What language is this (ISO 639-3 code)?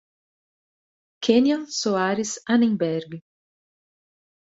por